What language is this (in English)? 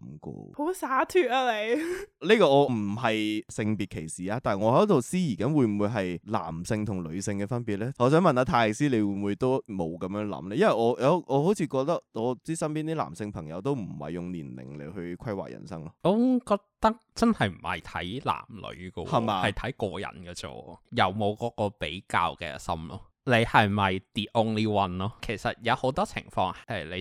Chinese